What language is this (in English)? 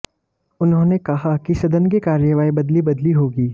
Hindi